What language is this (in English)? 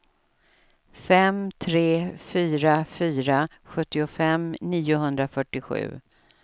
Swedish